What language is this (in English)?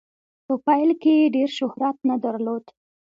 Pashto